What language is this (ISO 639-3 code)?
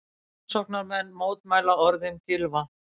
isl